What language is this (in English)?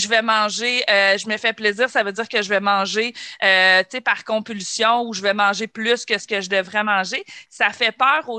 French